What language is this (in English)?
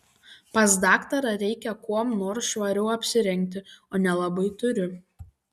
Lithuanian